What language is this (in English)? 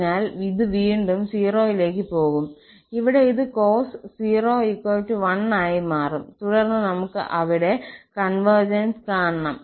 Malayalam